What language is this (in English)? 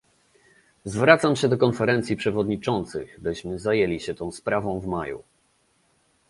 Polish